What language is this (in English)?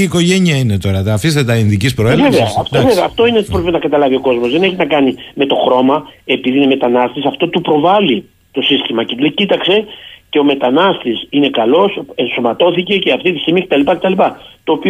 Greek